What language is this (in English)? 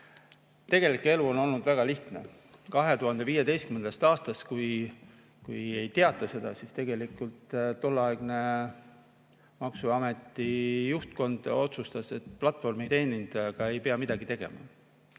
Estonian